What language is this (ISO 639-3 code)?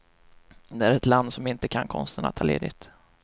swe